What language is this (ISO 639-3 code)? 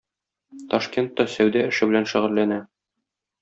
tat